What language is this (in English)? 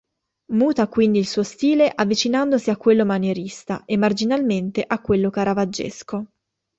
Italian